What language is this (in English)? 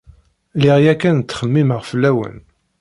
Kabyle